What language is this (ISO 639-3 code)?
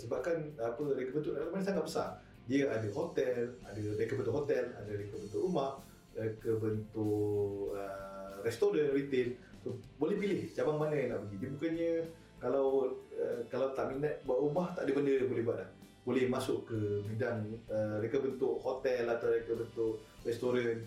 msa